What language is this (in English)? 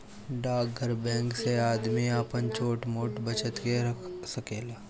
Bhojpuri